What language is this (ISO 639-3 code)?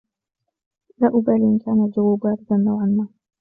ara